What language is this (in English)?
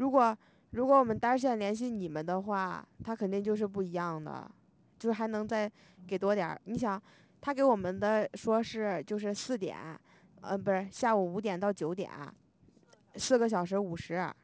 Chinese